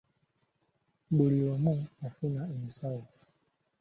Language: Ganda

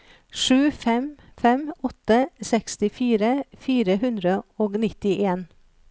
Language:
Norwegian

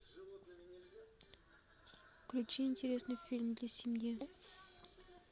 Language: Russian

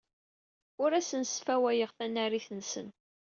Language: Kabyle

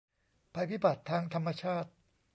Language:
Thai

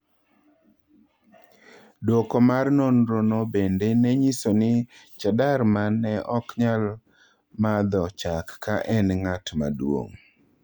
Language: Luo (Kenya and Tanzania)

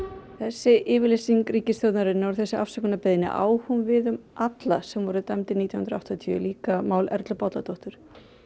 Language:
Icelandic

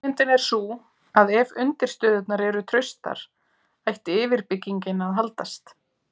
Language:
Icelandic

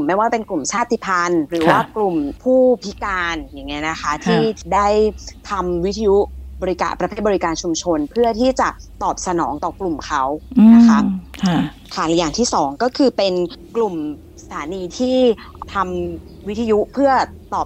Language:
Thai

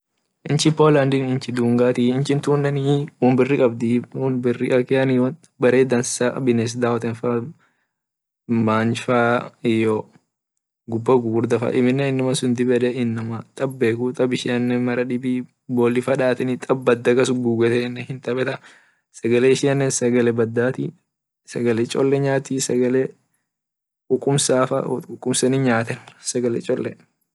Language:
Orma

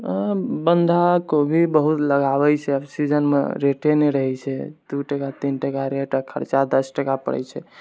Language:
Maithili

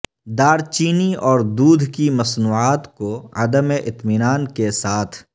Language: Urdu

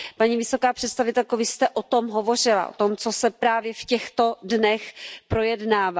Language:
Czech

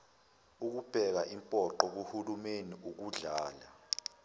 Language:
Zulu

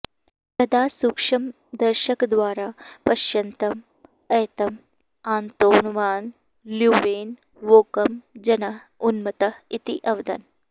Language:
Sanskrit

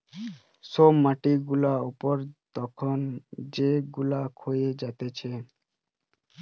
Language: Bangla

